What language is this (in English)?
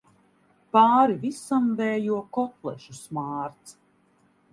Latvian